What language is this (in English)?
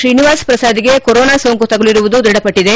Kannada